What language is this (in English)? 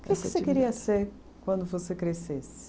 Portuguese